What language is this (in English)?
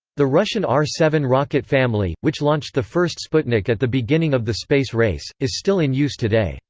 English